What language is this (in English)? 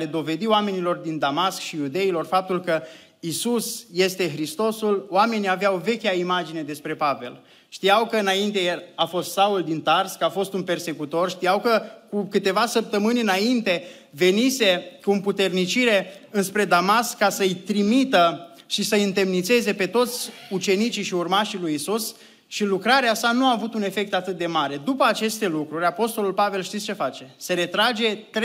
Romanian